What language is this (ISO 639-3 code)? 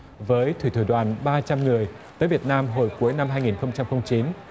vie